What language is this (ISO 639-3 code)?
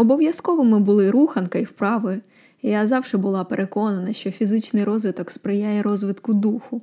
ukr